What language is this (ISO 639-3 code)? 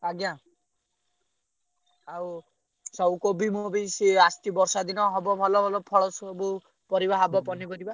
ori